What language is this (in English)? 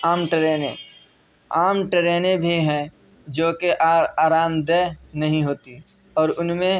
Urdu